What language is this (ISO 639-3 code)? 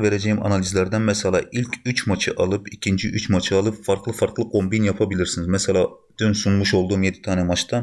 tur